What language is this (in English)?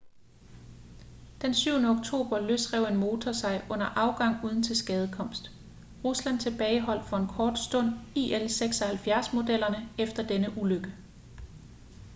Danish